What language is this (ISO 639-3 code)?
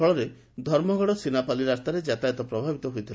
ori